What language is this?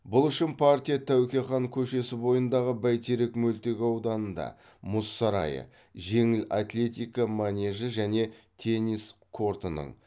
Kazakh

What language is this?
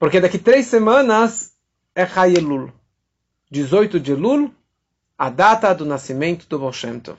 Portuguese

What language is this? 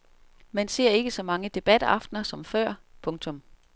Danish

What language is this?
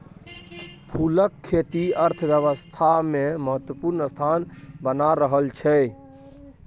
Maithili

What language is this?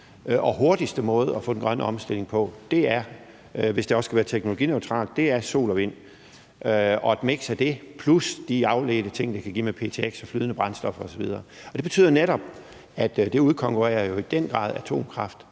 Danish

